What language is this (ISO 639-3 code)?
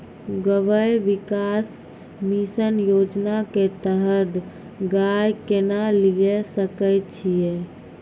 mai